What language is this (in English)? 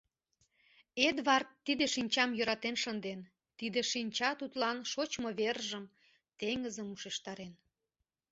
Mari